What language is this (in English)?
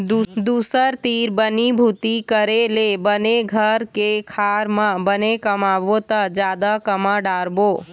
Chhattisgarhi